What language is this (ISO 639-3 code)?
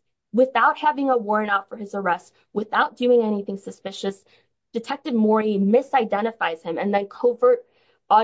eng